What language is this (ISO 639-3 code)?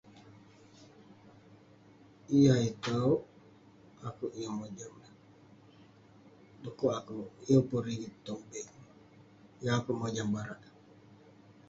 pne